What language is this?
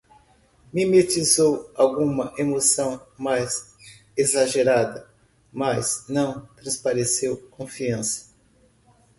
Portuguese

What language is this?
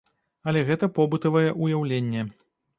Belarusian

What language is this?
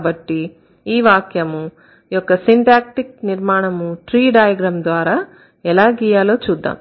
Telugu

